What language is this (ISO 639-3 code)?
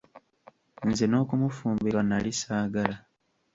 lug